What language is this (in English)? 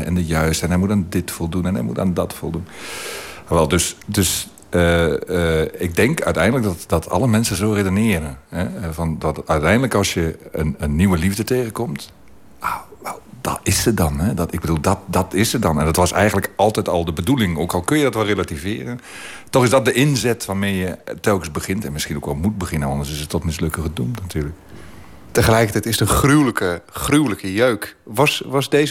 Dutch